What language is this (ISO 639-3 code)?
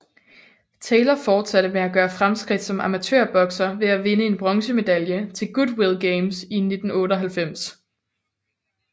dan